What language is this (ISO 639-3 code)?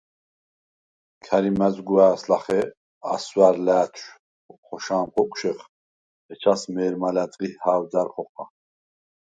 sva